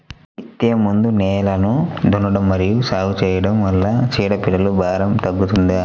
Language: Telugu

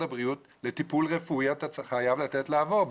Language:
Hebrew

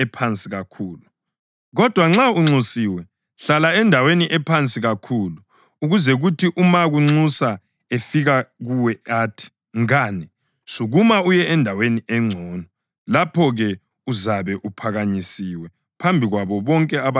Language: North Ndebele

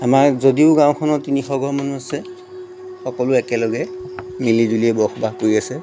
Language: Assamese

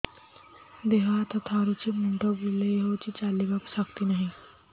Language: Odia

